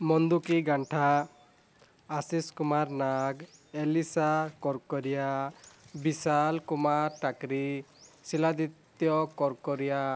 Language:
Odia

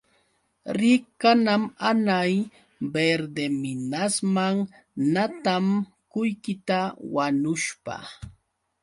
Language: Yauyos Quechua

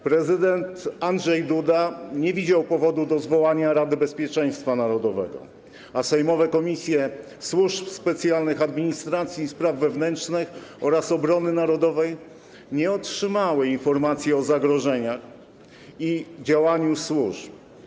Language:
Polish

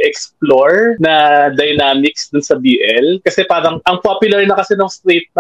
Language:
Filipino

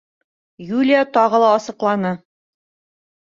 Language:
Bashkir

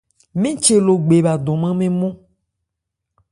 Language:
Ebrié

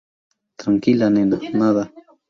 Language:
Spanish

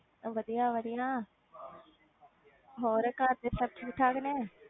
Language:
Punjabi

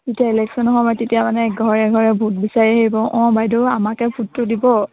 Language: Assamese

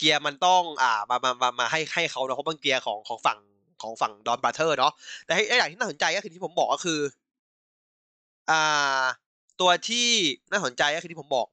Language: Thai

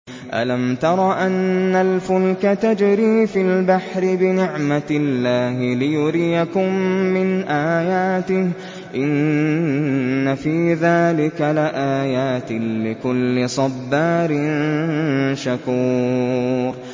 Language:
Arabic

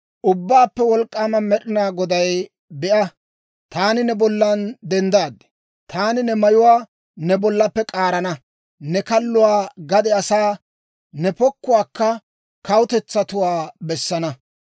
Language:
Dawro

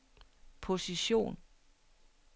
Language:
Danish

